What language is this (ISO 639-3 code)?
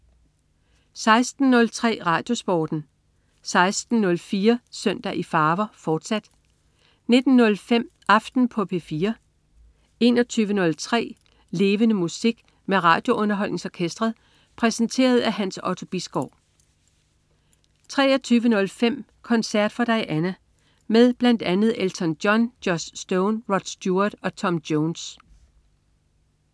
dan